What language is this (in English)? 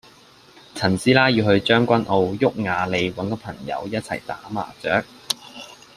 Cantonese